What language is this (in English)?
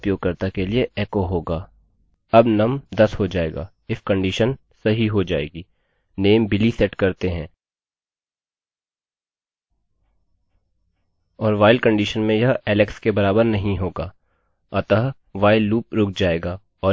Hindi